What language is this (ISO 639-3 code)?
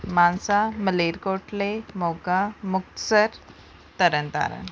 pan